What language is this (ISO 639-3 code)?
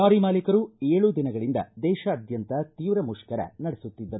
kan